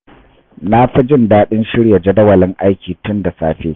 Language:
Hausa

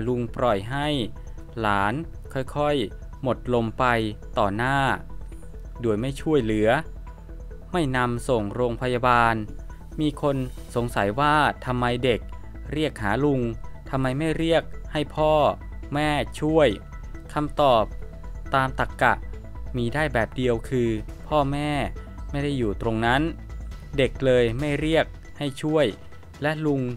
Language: Thai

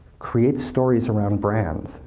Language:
English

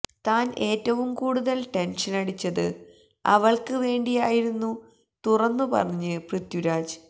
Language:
Malayalam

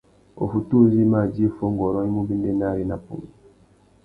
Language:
Tuki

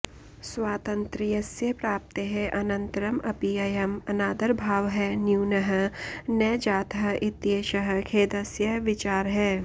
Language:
Sanskrit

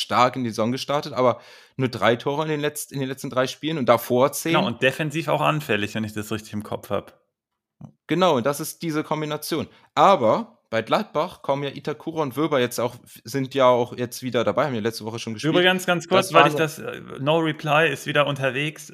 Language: German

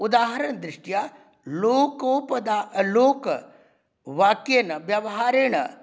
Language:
Sanskrit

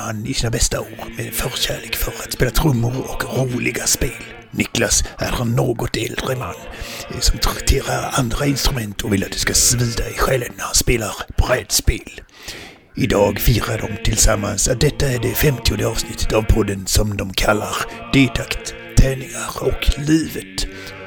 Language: Swedish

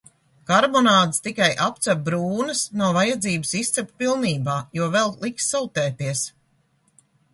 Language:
Latvian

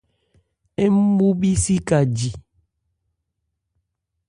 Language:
Ebrié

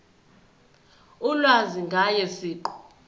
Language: Zulu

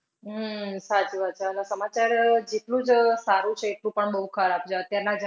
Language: Gujarati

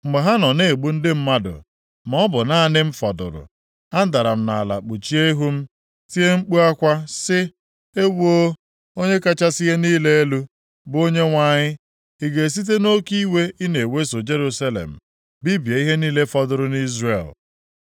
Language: Igbo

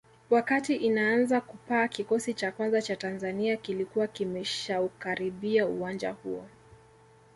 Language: Swahili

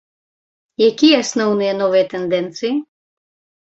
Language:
Belarusian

